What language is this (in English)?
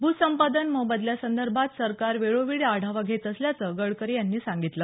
Marathi